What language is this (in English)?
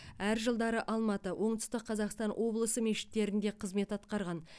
Kazakh